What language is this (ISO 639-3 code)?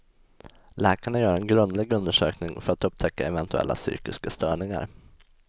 swe